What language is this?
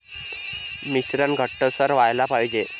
Marathi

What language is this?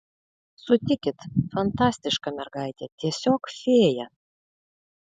Lithuanian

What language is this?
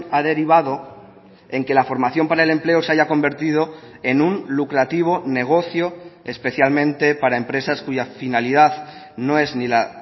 Spanish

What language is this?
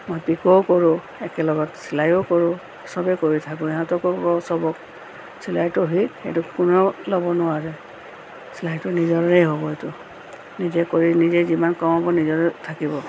Assamese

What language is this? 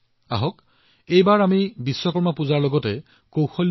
Assamese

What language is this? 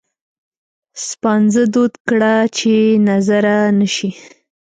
Pashto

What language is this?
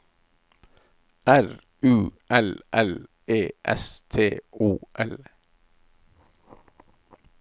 Norwegian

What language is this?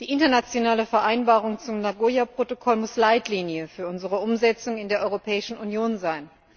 German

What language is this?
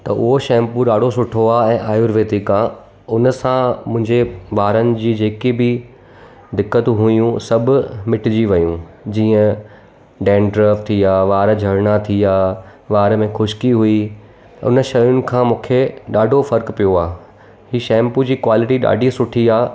Sindhi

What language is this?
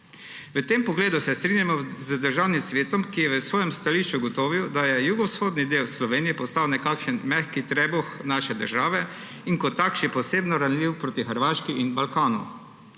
Slovenian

